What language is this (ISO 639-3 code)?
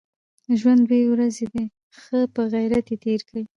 pus